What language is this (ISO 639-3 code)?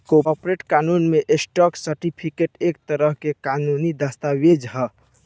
bho